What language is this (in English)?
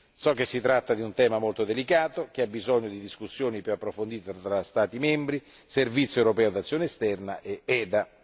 Italian